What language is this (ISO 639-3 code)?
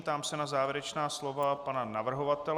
ces